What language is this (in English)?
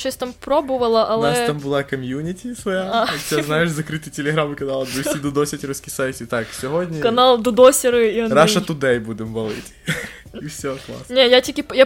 Ukrainian